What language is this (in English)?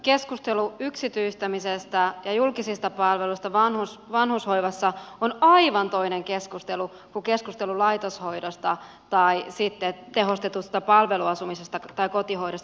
Finnish